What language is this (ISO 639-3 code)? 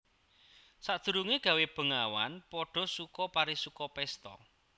jav